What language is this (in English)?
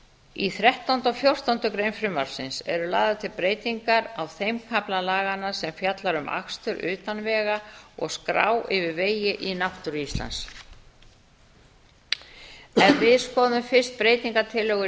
Icelandic